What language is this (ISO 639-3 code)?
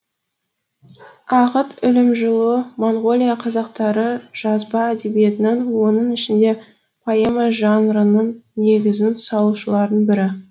kaz